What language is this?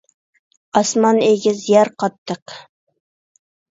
Uyghur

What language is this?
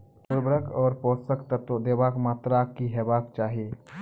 Maithili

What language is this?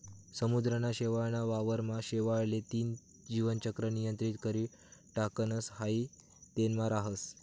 Marathi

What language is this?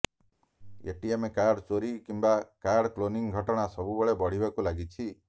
Odia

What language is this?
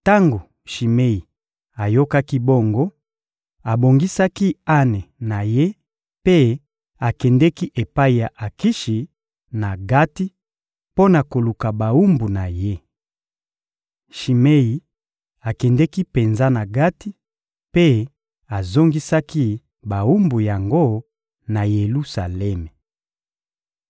Lingala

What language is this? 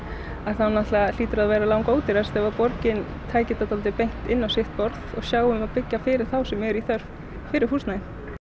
Icelandic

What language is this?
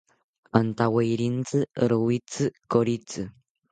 South Ucayali Ashéninka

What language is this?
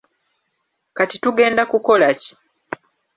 Ganda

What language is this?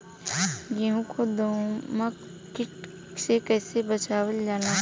Bhojpuri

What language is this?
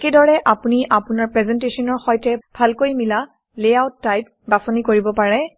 Assamese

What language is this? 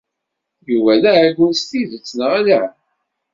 Kabyle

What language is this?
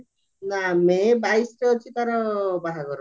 Odia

